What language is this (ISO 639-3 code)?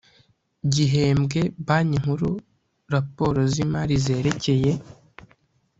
kin